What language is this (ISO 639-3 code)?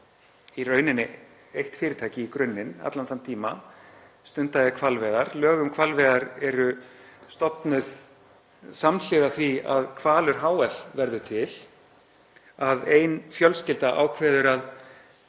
isl